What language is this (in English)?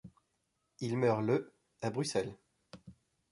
French